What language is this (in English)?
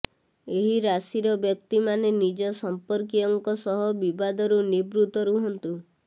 Odia